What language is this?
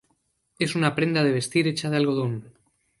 Spanish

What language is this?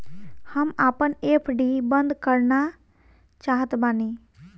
Bhojpuri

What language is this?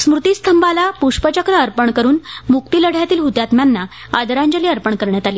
Marathi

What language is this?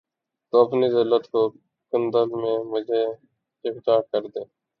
Urdu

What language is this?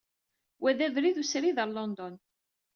Kabyle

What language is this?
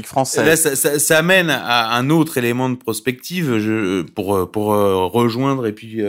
French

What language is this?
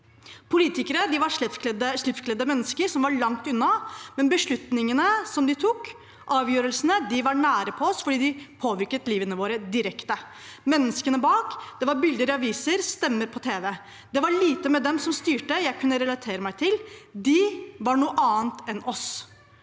Norwegian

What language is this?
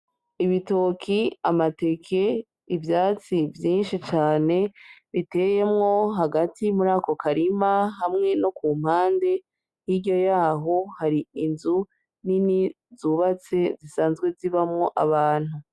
Rundi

